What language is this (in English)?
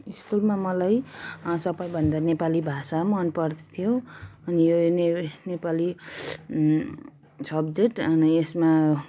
Nepali